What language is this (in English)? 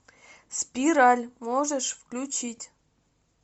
Russian